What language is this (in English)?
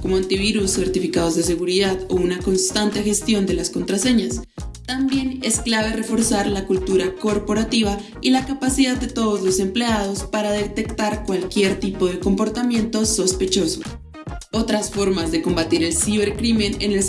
Spanish